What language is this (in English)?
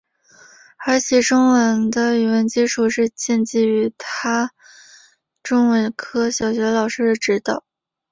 Chinese